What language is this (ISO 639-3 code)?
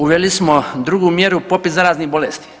hrv